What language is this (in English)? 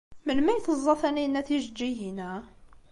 Kabyle